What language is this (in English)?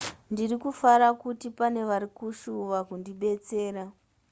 Shona